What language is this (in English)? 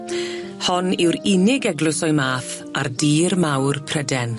Welsh